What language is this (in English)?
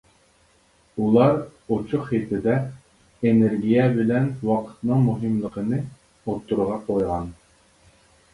Uyghur